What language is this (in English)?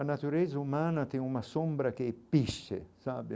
Portuguese